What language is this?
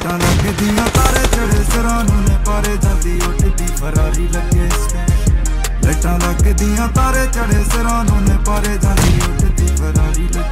Romanian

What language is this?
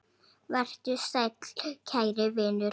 Icelandic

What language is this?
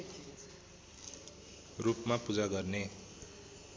Nepali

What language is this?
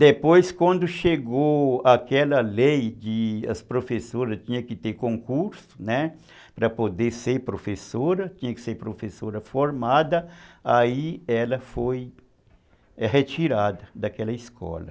Portuguese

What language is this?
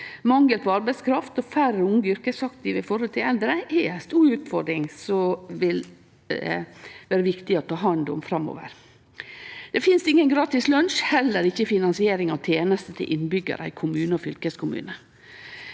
Norwegian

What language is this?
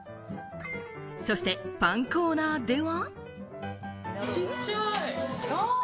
Japanese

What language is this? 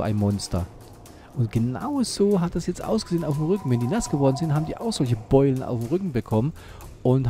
German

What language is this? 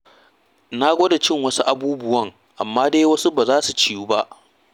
Hausa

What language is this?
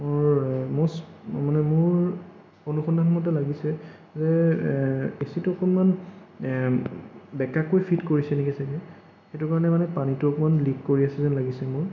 Assamese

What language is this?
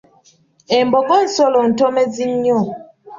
Ganda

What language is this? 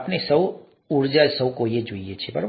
Gujarati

